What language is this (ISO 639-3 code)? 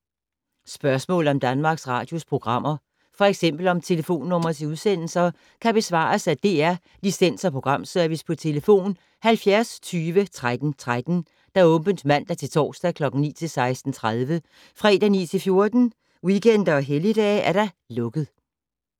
dan